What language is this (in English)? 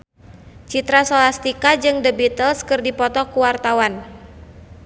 Sundanese